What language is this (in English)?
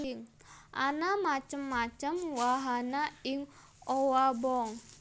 Javanese